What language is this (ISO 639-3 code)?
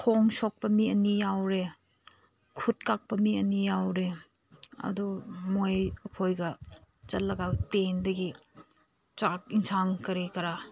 mni